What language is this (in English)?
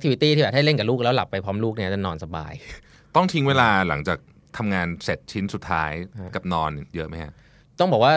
Thai